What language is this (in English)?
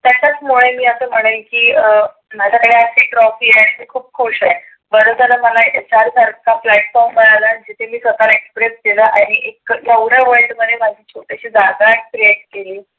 Marathi